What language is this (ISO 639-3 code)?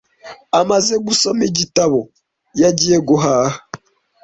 kin